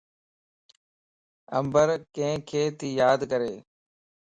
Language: Lasi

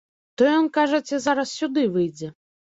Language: Belarusian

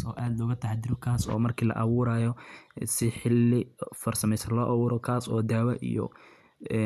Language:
Somali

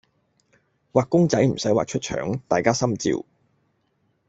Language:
Cantonese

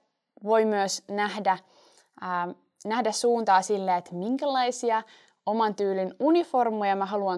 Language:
Finnish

